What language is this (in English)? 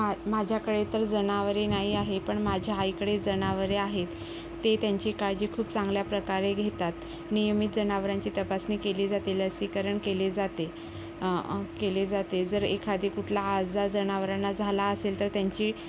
Marathi